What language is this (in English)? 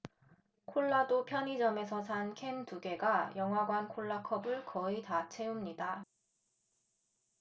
Korean